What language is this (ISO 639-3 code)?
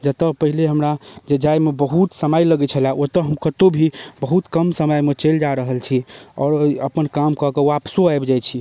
mai